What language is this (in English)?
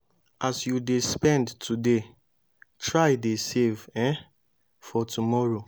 Nigerian Pidgin